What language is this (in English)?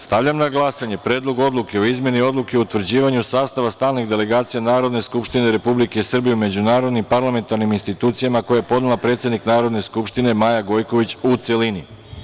Serbian